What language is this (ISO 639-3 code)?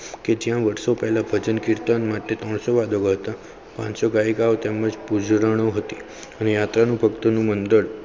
guj